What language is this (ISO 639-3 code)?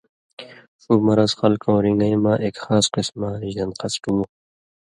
mvy